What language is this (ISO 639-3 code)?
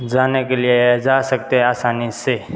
hin